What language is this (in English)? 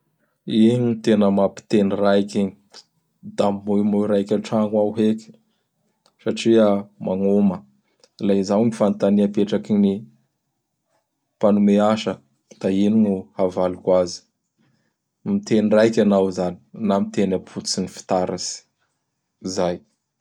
Bara Malagasy